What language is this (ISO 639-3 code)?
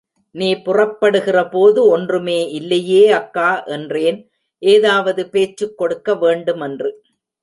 tam